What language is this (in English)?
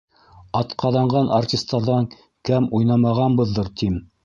Bashkir